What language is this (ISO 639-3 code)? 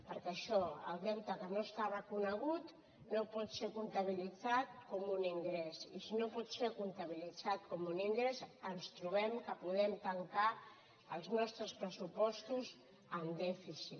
cat